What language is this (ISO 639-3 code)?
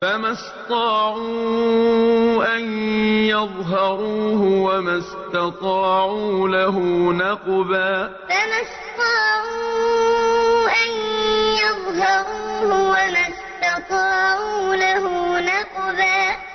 ara